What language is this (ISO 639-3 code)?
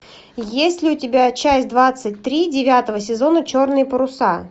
rus